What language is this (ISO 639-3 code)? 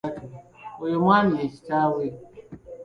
lug